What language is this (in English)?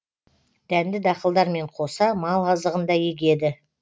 Kazakh